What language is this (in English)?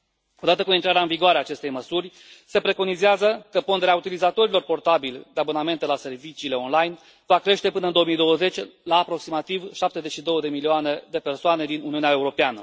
Romanian